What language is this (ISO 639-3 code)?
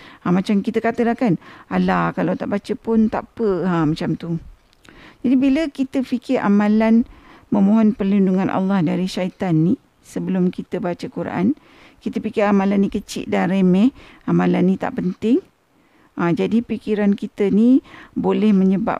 msa